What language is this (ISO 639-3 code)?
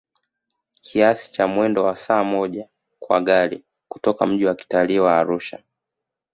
swa